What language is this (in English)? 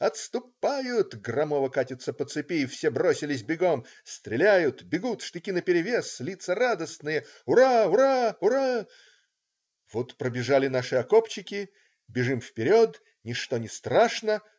Russian